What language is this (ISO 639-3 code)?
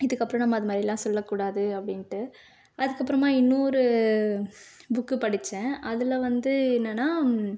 tam